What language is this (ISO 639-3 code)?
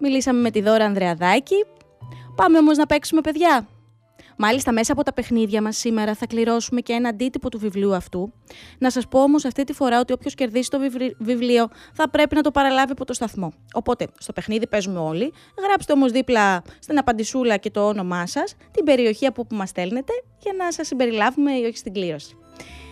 ell